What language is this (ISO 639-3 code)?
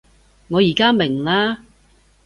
yue